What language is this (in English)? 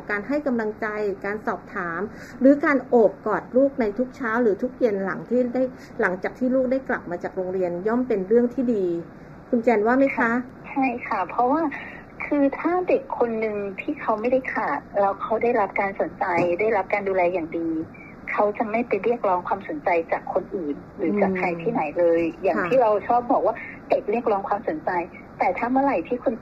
Thai